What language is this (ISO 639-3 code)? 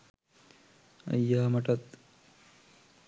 sin